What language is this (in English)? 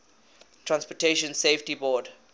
English